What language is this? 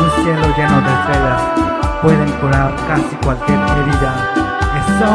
Spanish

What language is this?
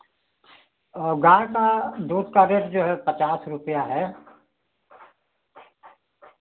Hindi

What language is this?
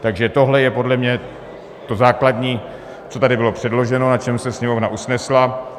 Czech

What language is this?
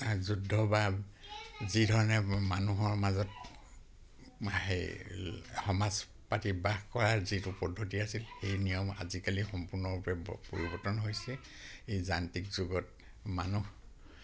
Assamese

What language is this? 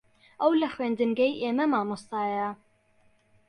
Central Kurdish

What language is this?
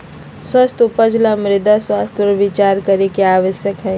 Magahi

